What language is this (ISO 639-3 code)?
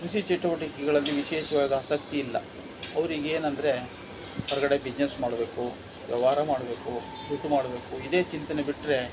kan